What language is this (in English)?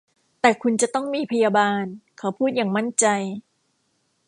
Thai